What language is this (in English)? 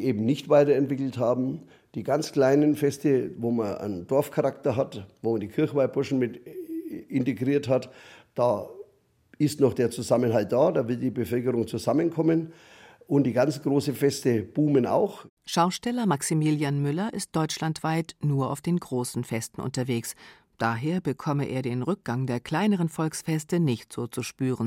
German